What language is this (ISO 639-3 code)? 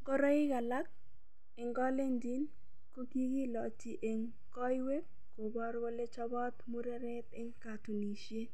kln